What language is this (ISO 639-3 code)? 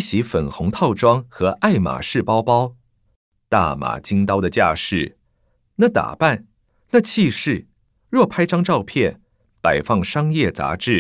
zho